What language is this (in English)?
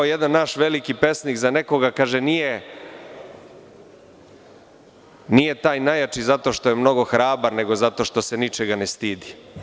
Serbian